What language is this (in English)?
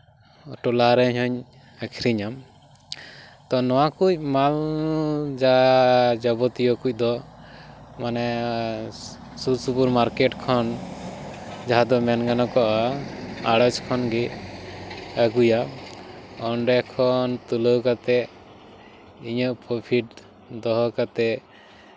Santali